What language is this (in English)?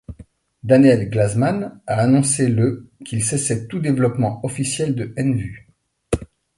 French